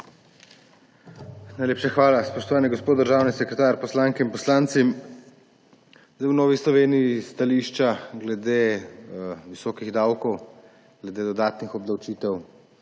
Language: Slovenian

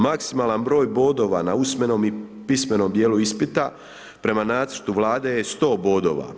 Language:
Croatian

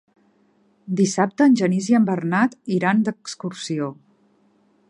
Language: Catalan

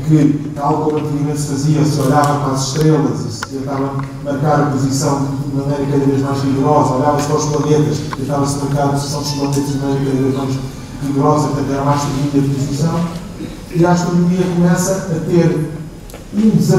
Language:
Portuguese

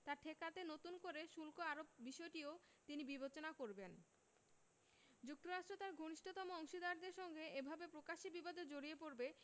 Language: Bangla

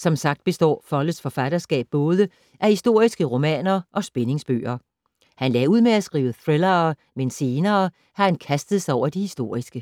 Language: Danish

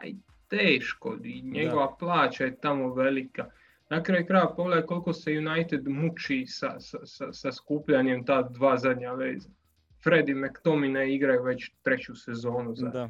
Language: Croatian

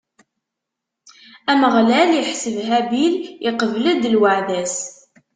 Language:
Kabyle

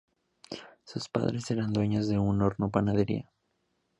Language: Spanish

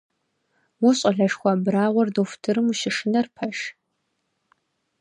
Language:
Kabardian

